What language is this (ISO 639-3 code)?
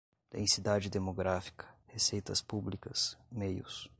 por